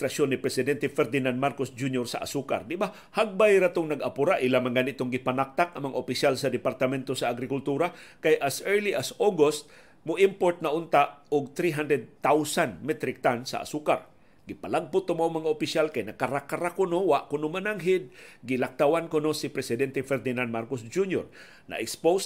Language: Filipino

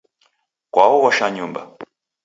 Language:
Taita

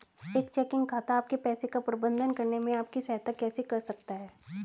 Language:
Hindi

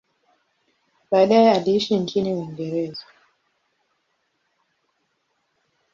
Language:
Swahili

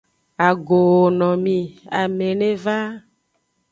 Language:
Aja (Benin)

